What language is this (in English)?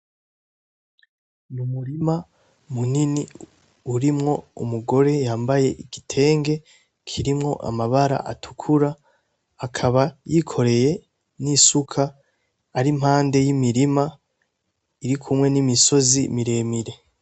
Rundi